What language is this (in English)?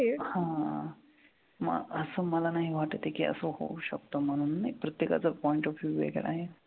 Marathi